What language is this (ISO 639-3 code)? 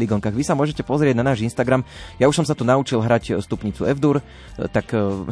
slk